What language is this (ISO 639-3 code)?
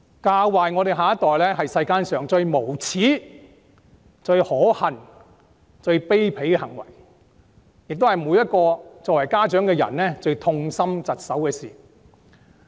yue